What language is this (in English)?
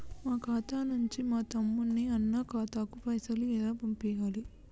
Telugu